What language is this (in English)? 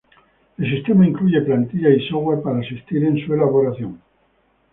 Spanish